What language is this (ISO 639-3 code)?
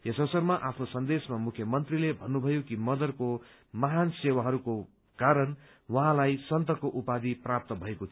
nep